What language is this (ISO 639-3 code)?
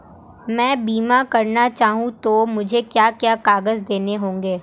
hin